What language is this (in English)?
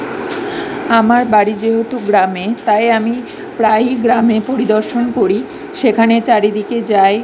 Bangla